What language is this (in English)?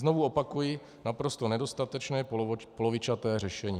Czech